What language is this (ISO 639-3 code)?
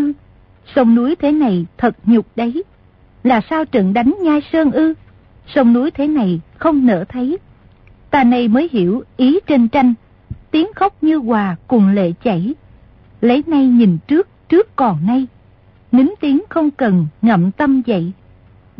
vie